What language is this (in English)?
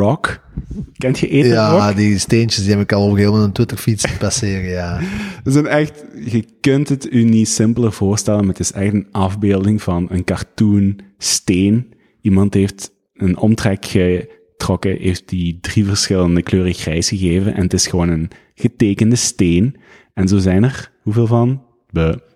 Dutch